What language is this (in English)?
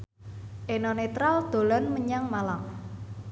Javanese